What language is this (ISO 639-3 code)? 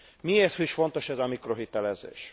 hun